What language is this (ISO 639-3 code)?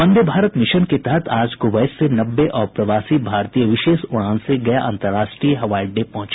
hin